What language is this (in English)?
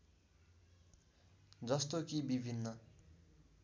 Nepali